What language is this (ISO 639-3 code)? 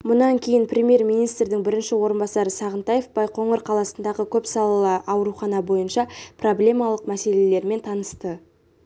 kaz